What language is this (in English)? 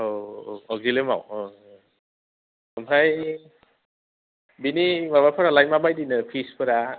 Bodo